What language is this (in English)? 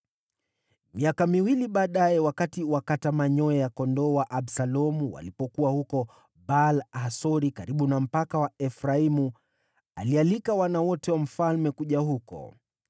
Swahili